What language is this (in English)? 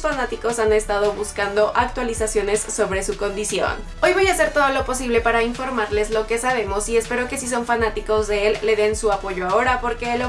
Spanish